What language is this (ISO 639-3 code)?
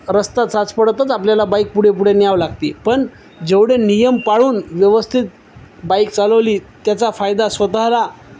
mar